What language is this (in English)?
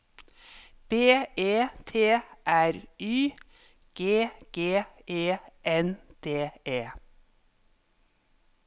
Norwegian